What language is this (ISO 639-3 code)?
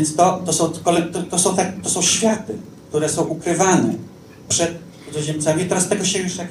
pol